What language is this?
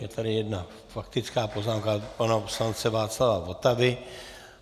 Czech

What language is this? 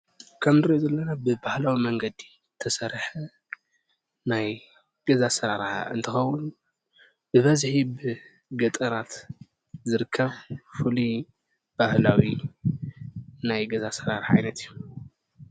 Tigrinya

